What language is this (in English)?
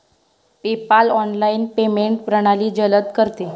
Marathi